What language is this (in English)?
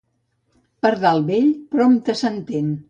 Catalan